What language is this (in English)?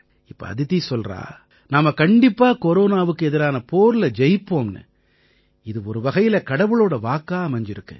Tamil